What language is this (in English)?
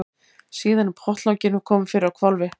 Icelandic